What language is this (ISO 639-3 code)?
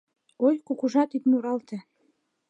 chm